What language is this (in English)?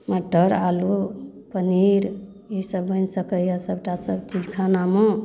Maithili